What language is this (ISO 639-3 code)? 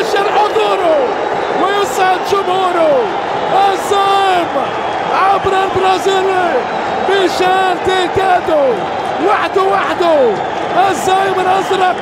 ara